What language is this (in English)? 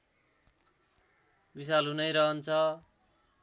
Nepali